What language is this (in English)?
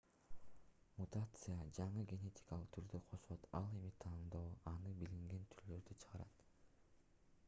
Kyrgyz